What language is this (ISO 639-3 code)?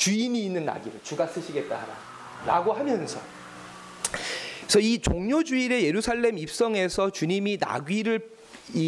kor